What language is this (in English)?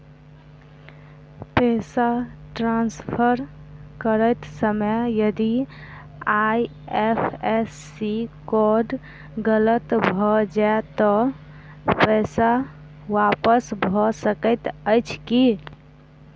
Maithili